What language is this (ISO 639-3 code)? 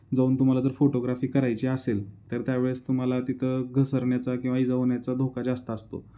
mar